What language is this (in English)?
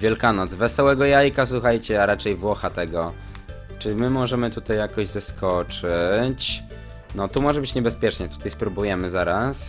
Polish